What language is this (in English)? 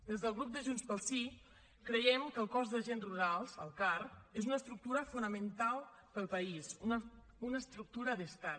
Catalan